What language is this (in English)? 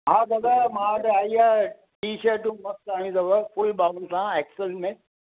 Sindhi